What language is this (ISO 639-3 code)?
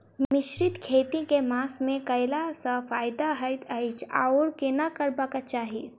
mai